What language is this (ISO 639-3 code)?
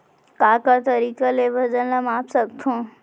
hne